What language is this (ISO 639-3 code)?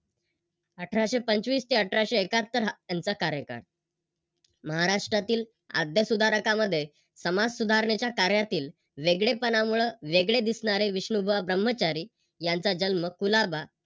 mar